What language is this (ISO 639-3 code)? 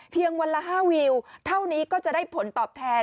tha